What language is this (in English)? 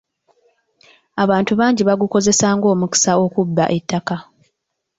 Ganda